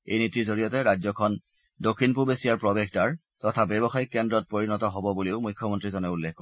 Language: Assamese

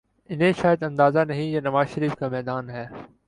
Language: Urdu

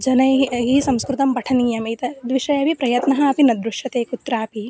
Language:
Sanskrit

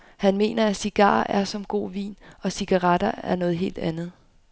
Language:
Danish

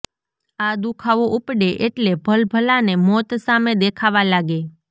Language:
Gujarati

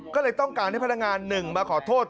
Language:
Thai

